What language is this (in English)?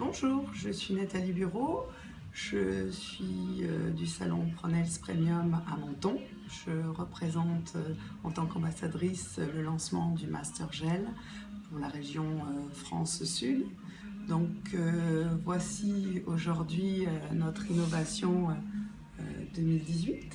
French